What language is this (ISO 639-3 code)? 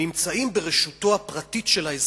heb